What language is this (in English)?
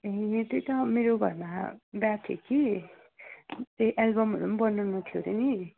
Nepali